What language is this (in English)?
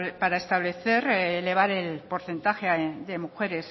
Spanish